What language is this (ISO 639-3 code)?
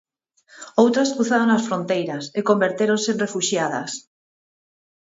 glg